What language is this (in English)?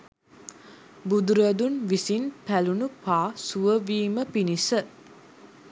Sinhala